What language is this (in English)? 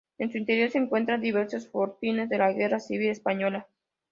Spanish